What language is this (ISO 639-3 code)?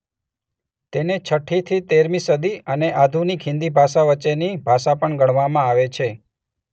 guj